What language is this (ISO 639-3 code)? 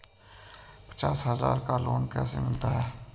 hin